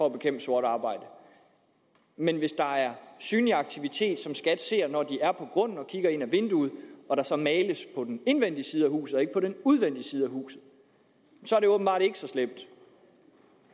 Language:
Danish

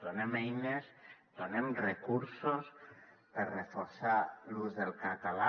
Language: Catalan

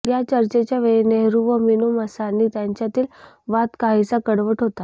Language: Marathi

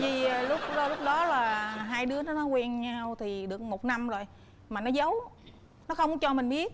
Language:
Vietnamese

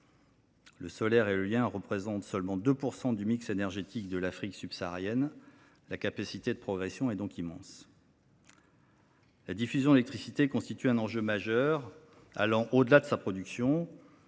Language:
French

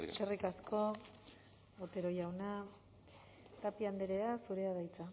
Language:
Basque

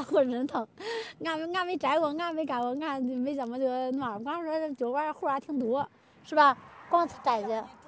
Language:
Chinese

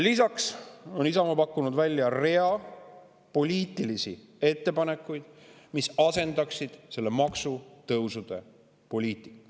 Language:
Estonian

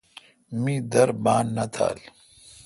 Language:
Kalkoti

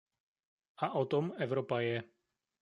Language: Czech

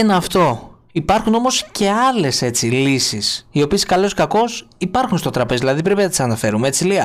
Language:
Greek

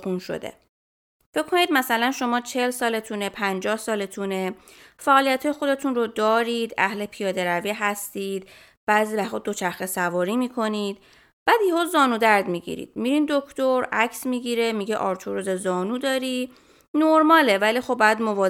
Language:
Persian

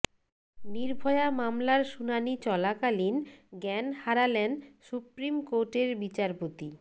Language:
Bangla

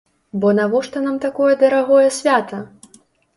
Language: Belarusian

